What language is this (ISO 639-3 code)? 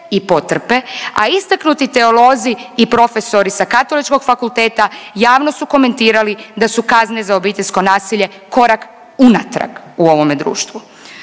hrv